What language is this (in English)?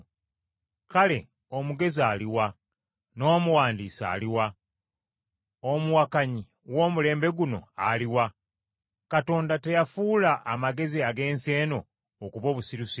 Ganda